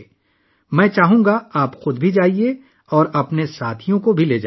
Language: Urdu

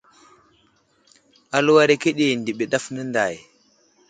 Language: Wuzlam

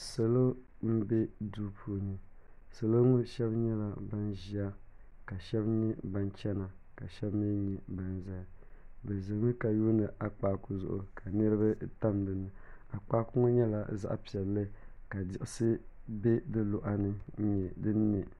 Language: Dagbani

